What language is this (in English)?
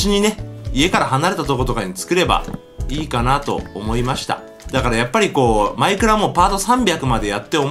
Japanese